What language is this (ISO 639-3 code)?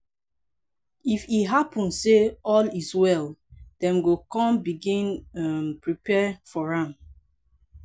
pcm